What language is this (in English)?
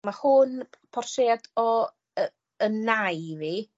Welsh